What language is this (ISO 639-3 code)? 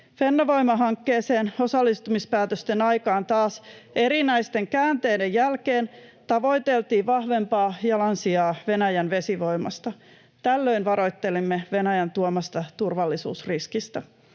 fin